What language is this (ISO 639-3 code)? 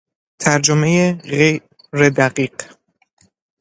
fas